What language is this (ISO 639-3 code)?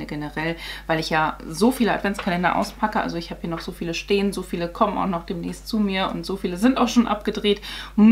deu